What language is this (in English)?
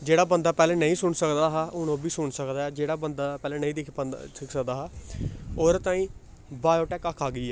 Dogri